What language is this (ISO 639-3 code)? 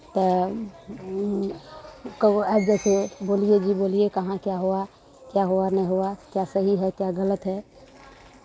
mai